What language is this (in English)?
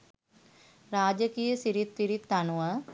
Sinhala